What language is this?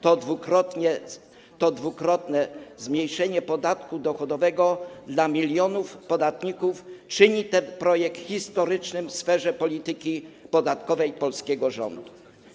Polish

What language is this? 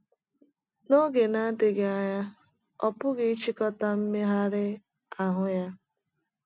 Igbo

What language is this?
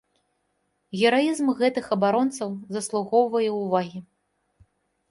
Belarusian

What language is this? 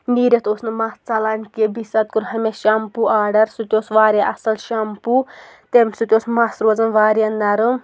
Kashmiri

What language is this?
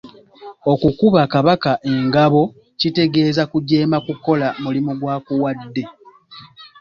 Ganda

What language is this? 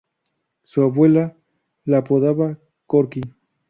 Spanish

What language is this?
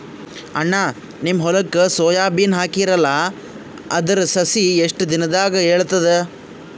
Kannada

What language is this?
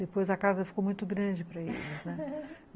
Portuguese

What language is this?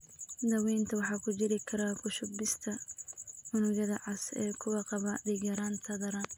Somali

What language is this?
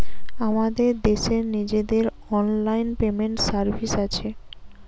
Bangla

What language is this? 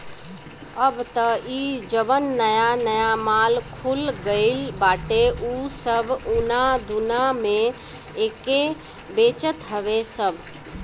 Bhojpuri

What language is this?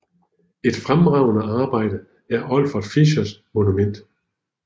Danish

